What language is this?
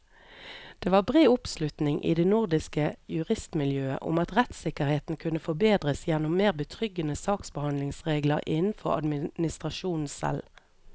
Norwegian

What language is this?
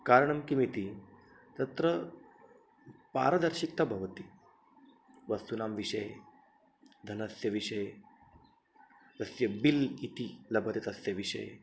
Sanskrit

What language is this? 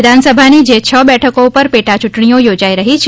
Gujarati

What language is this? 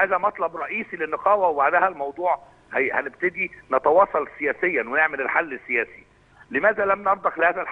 Arabic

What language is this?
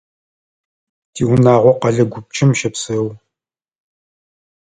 Adyghe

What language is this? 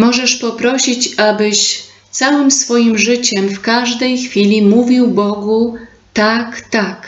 Polish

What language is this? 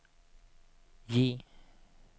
Swedish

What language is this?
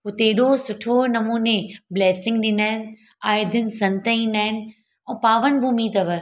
Sindhi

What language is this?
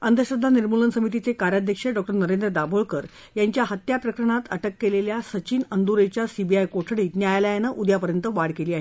Marathi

